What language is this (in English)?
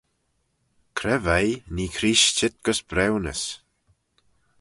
Manx